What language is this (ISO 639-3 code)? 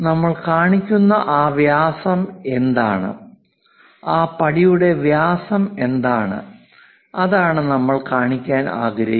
mal